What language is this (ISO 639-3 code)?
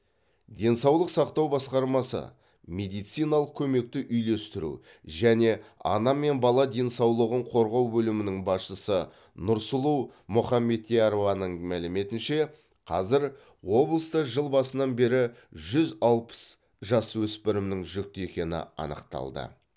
kaz